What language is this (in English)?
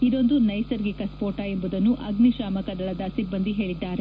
Kannada